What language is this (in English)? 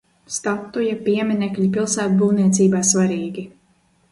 Latvian